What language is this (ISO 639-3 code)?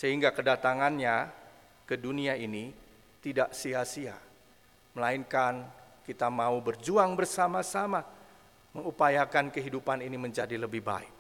ind